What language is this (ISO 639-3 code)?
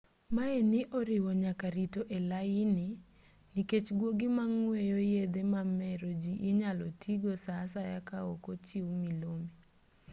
luo